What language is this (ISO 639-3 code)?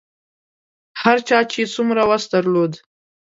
pus